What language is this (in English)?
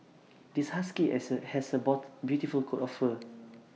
English